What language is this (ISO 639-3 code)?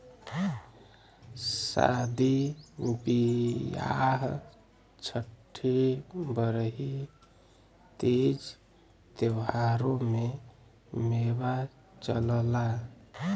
bho